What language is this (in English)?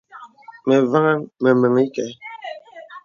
Bebele